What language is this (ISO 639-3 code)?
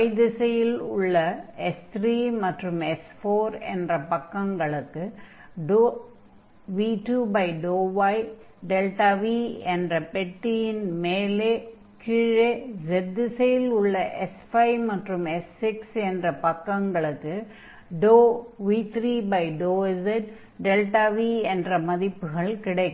tam